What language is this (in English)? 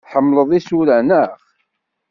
Kabyle